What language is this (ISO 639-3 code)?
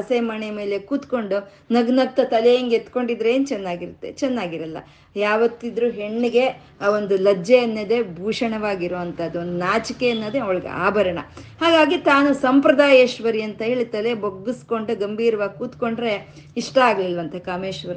kan